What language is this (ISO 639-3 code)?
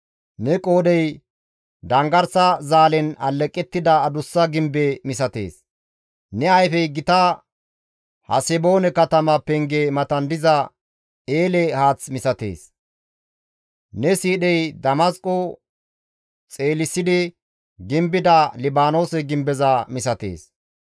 gmv